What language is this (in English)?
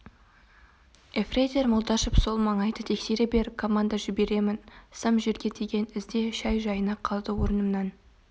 Kazakh